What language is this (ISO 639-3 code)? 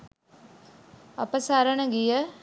sin